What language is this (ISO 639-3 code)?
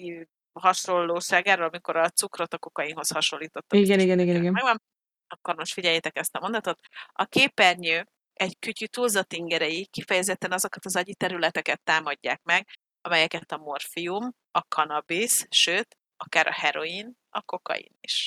hun